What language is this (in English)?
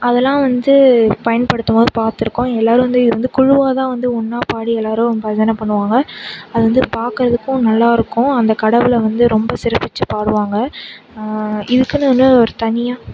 Tamil